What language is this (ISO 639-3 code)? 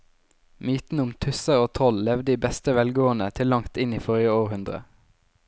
nor